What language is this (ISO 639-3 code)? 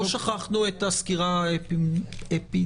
heb